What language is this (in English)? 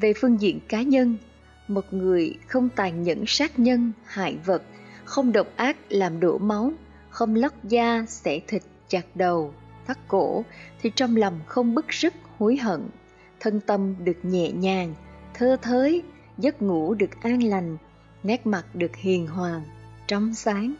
Vietnamese